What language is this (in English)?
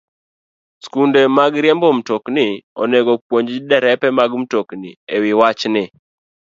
Luo (Kenya and Tanzania)